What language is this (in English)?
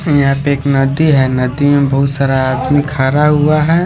Hindi